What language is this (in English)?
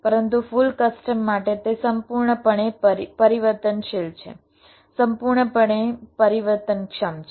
Gujarati